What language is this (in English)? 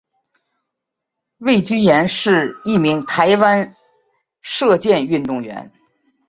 Chinese